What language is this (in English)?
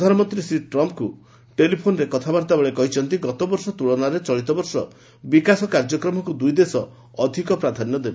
Odia